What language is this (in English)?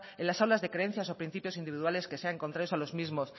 Spanish